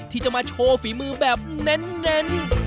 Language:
Thai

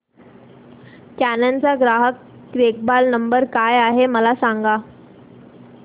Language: Marathi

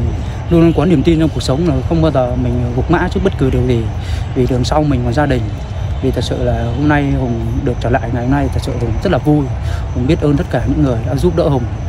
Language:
Vietnamese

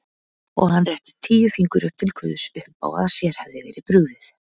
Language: Icelandic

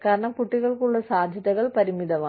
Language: Malayalam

